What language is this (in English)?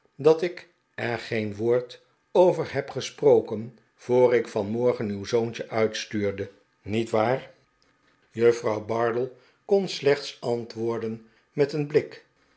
Dutch